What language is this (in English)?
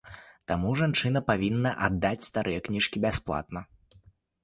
Belarusian